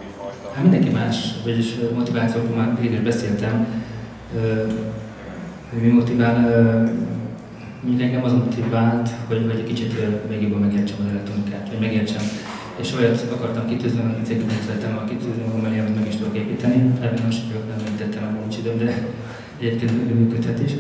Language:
Hungarian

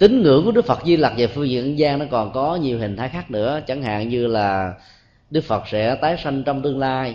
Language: Vietnamese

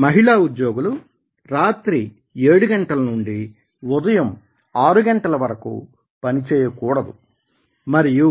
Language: Telugu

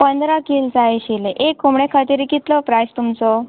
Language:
Konkani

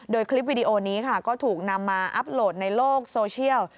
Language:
Thai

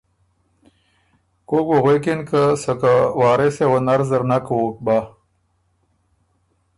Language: Ormuri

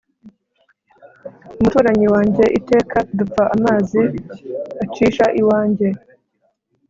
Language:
Kinyarwanda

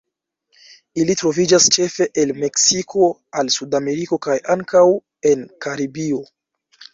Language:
Esperanto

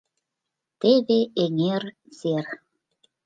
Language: Mari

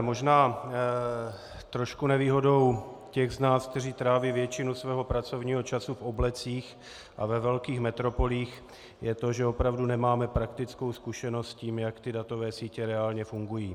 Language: Czech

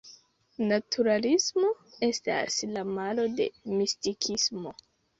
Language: Esperanto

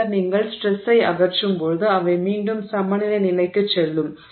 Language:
Tamil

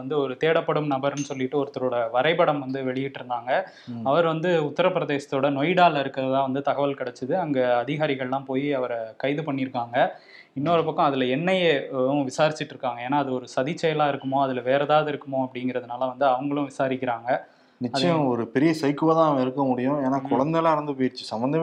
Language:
Tamil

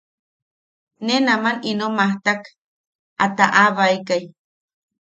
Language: Yaqui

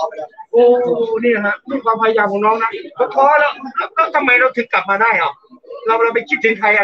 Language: Thai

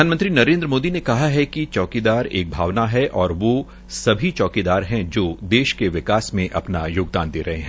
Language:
Hindi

